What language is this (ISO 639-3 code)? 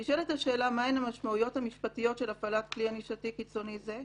heb